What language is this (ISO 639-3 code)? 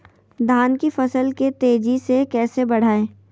mag